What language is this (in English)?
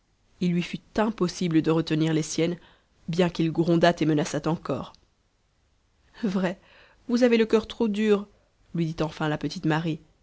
French